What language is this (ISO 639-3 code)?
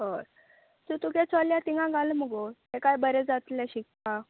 kok